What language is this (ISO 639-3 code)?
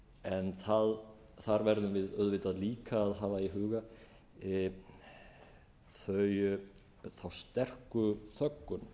isl